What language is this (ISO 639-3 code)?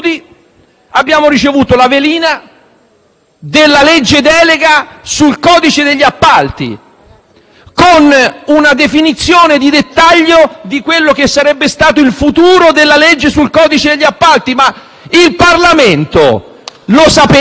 ita